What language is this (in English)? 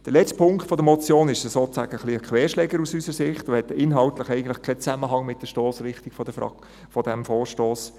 Swiss German